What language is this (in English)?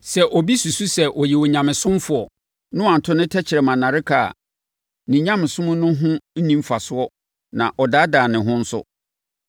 Akan